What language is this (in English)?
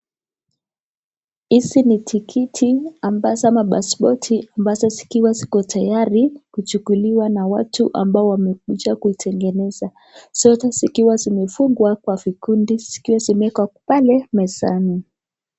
Swahili